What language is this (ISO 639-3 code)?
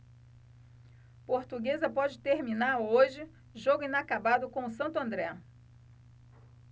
por